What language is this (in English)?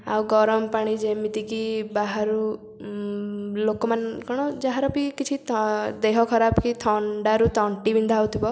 Odia